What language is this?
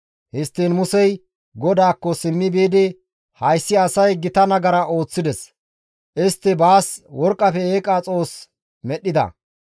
Gamo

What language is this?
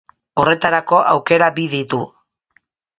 Basque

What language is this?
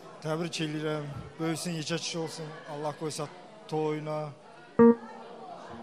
Arabic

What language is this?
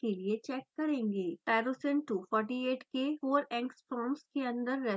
Hindi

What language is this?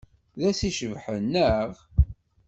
Kabyle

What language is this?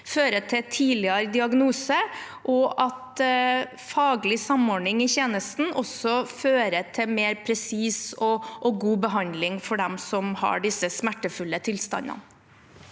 Norwegian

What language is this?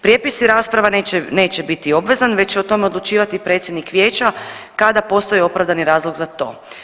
Croatian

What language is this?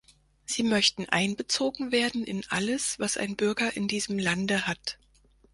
German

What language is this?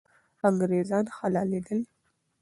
Pashto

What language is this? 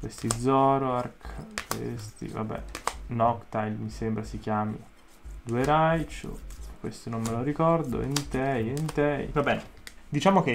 Italian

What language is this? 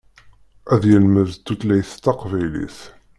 Kabyle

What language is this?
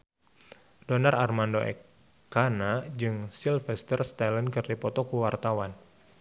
Sundanese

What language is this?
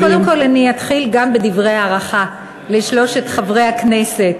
Hebrew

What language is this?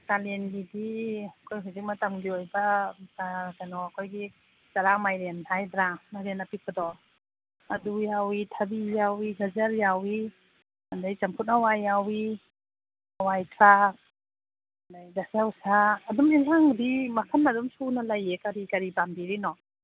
Manipuri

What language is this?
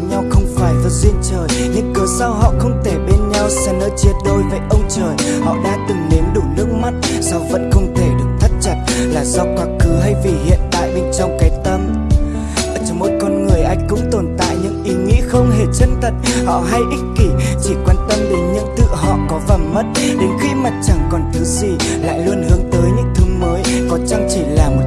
Vietnamese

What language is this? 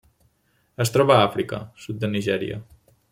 Catalan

